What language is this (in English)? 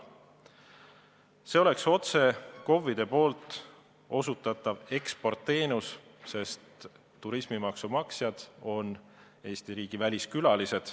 Estonian